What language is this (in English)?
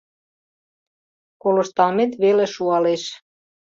Mari